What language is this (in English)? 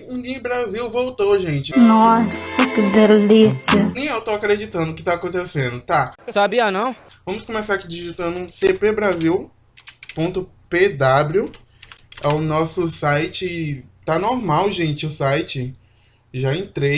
Portuguese